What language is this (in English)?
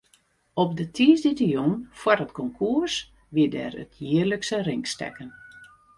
Western Frisian